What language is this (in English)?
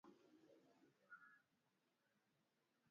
Swahili